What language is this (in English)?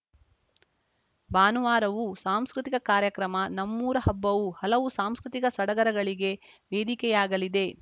Kannada